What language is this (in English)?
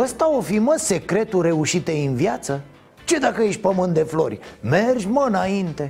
Romanian